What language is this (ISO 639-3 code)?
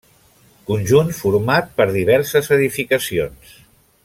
cat